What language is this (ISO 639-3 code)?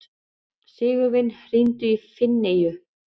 isl